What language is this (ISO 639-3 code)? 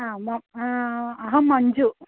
san